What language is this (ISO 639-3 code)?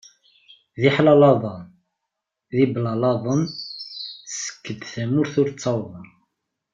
kab